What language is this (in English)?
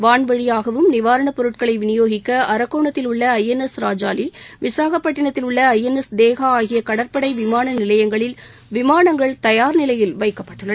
Tamil